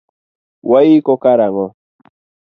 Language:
Luo (Kenya and Tanzania)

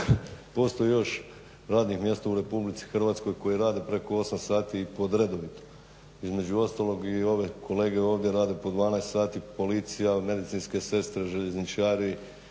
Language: Croatian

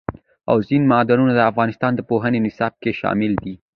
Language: Pashto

